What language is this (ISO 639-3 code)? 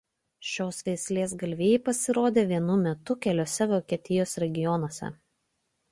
lit